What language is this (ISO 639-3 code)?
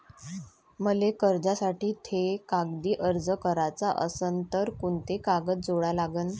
mar